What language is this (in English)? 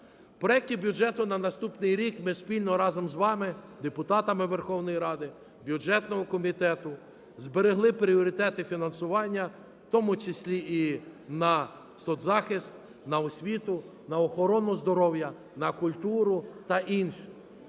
Ukrainian